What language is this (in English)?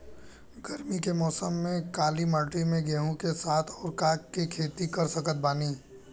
Bhojpuri